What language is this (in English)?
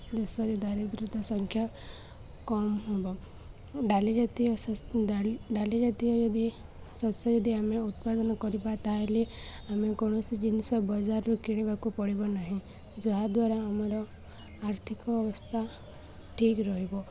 Odia